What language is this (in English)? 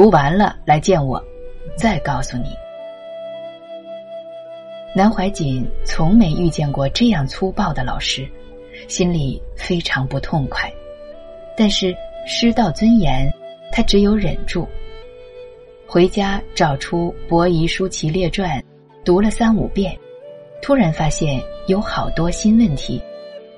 Chinese